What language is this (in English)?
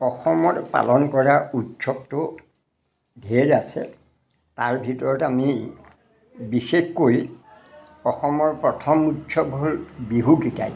Assamese